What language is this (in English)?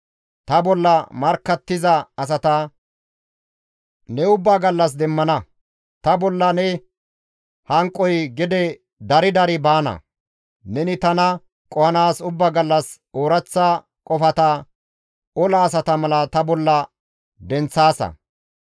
Gamo